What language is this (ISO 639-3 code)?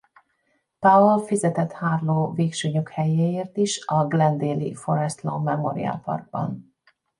hun